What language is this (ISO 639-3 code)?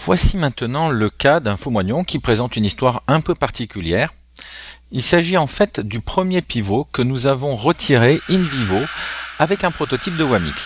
fra